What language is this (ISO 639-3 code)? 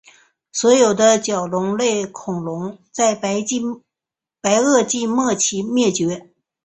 zho